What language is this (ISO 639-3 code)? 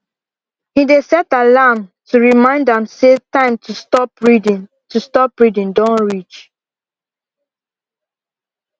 pcm